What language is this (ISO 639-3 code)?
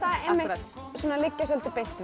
isl